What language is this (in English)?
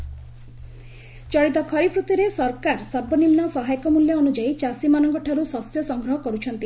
Odia